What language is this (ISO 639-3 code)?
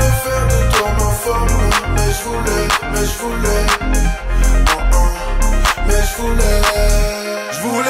ron